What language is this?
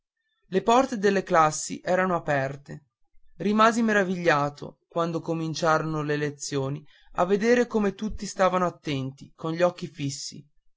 Italian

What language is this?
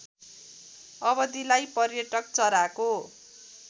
Nepali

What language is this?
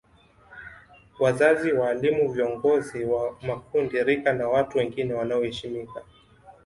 Swahili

